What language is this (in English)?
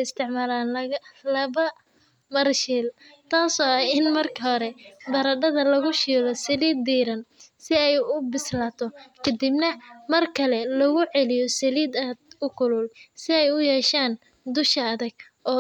Somali